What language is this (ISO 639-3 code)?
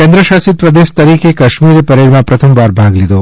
guj